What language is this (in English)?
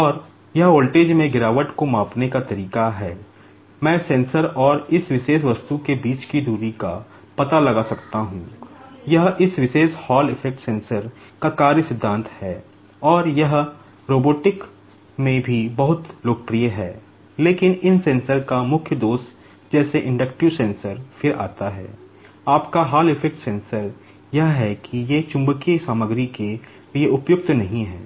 Hindi